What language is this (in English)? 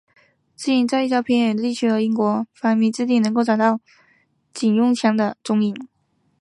Chinese